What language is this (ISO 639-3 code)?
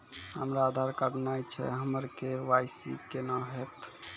mai